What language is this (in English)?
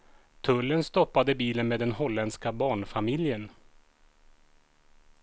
Swedish